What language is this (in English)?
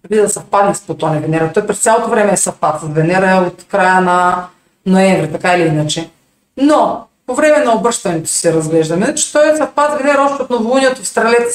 Bulgarian